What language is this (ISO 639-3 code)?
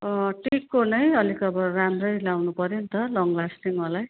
nep